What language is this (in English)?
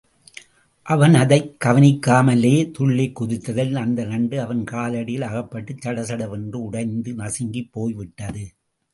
Tamil